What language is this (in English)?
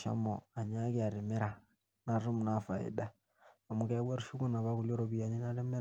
Masai